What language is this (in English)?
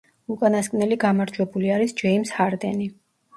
Georgian